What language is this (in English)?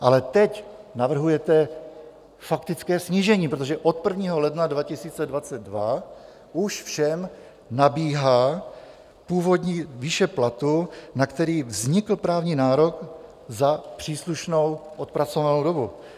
Czech